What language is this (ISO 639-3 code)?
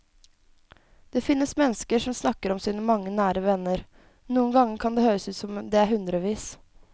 nor